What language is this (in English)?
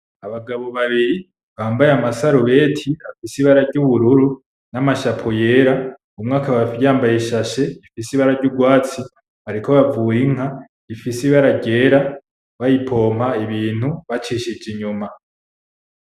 Rundi